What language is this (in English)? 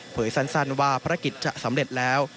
Thai